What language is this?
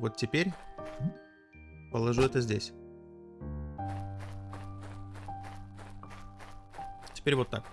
Russian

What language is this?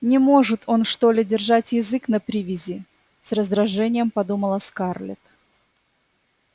Russian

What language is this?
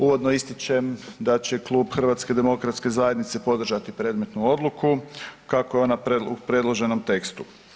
Croatian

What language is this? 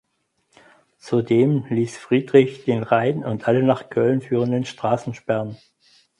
German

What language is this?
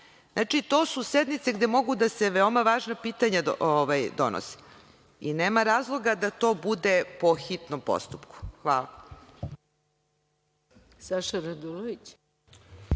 Serbian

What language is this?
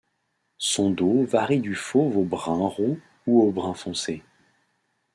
French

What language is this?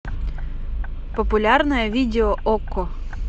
Russian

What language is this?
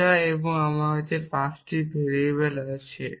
Bangla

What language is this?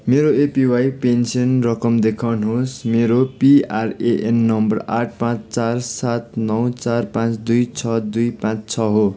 Nepali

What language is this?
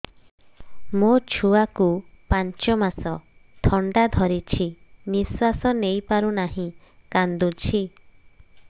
Odia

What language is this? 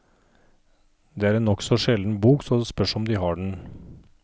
Norwegian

